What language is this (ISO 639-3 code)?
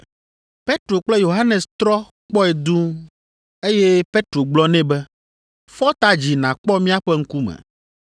ewe